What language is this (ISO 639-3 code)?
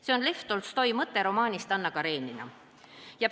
est